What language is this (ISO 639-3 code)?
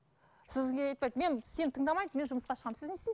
kaz